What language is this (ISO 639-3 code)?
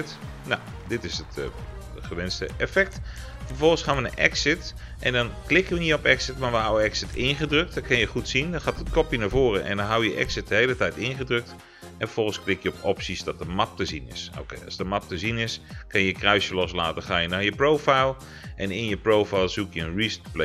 nld